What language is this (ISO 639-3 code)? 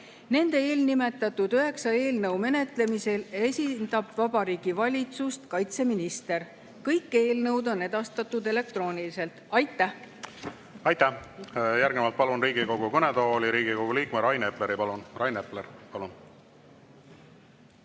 est